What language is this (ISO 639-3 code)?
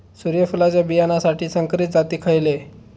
mar